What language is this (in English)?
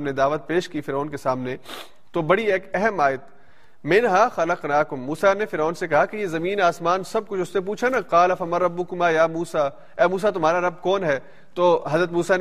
Urdu